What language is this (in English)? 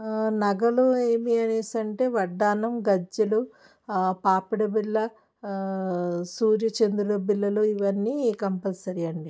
Telugu